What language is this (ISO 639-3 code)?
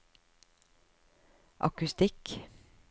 nor